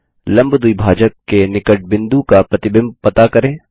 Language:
Hindi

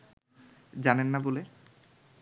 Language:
Bangla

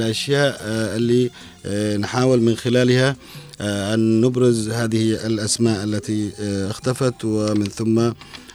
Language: Arabic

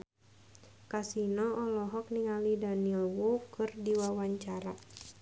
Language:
Sundanese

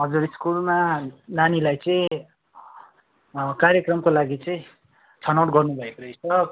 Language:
Nepali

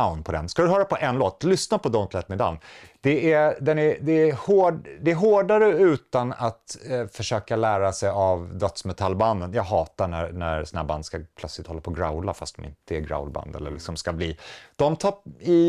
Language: Swedish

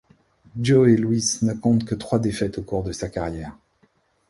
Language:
French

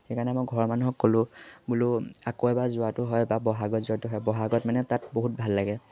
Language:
Assamese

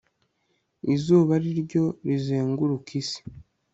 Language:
Kinyarwanda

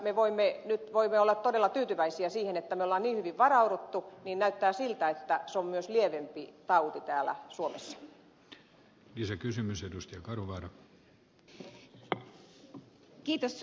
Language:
Finnish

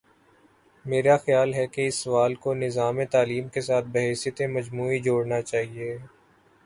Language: Urdu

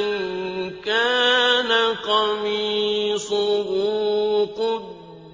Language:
Arabic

